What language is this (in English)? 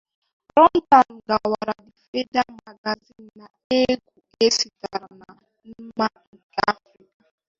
Igbo